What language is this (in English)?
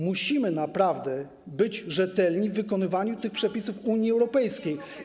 Polish